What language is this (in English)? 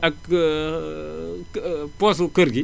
Wolof